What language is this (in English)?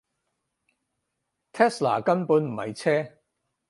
Cantonese